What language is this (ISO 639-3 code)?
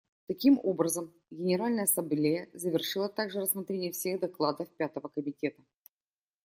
rus